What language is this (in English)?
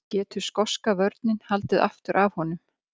Icelandic